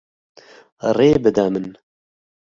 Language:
Kurdish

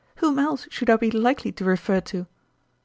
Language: English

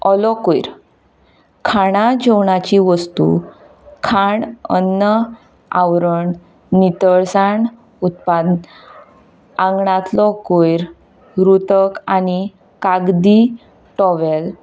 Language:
Konkani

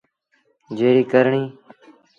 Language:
Sindhi Bhil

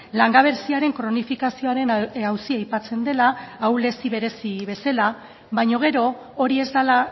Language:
Basque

